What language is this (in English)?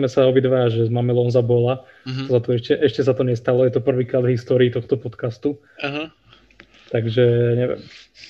Slovak